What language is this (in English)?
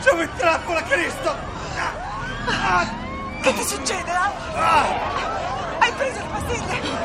Italian